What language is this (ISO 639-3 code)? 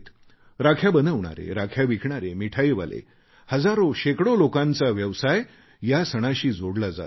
mar